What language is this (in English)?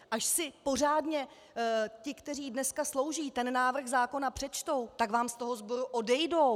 Czech